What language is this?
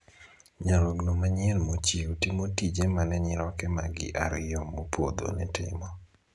Luo (Kenya and Tanzania)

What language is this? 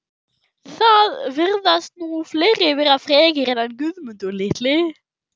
Icelandic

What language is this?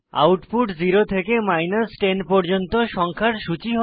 Bangla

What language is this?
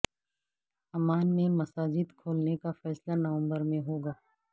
Urdu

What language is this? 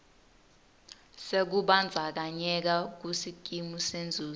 Swati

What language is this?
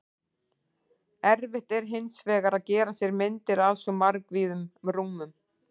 Icelandic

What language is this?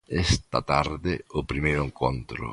Galician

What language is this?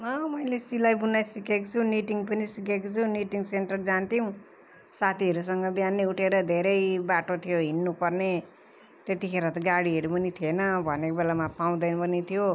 Nepali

